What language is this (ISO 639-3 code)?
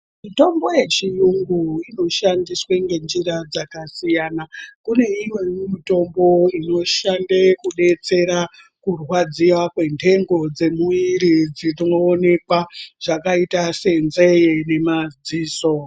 ndc